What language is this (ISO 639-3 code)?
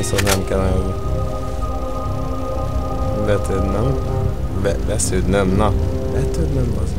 hun